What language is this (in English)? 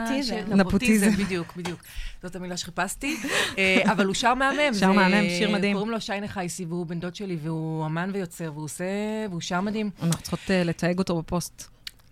Hebrew